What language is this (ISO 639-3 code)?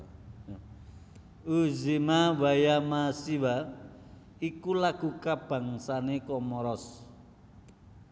jav